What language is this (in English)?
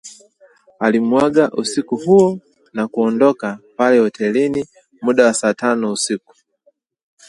Swahili